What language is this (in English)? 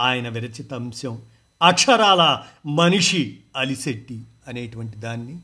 Telugu